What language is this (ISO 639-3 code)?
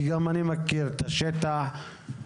heb